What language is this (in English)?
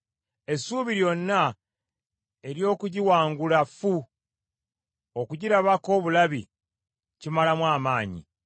Ganda